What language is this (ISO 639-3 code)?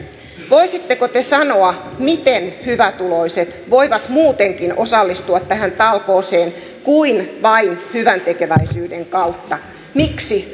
fin